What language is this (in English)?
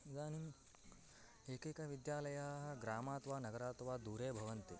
Sanskrit